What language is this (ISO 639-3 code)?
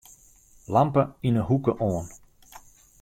fry